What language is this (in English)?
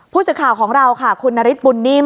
Thai